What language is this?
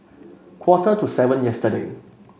English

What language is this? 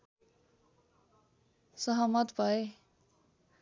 Nepali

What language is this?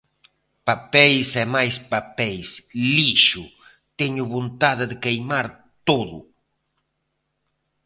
Galician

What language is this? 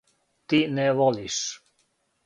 Serbian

